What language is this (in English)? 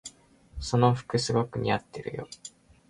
Japanese